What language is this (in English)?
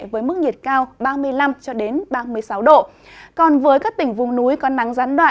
Vietnamese